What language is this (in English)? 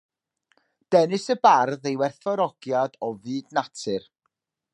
Welsh